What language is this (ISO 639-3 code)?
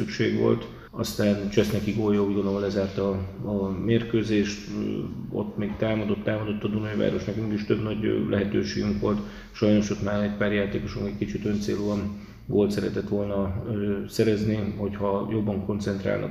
hun